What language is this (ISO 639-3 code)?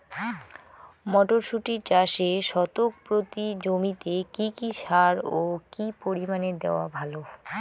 ben